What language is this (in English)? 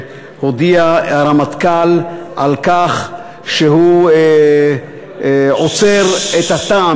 Hebrew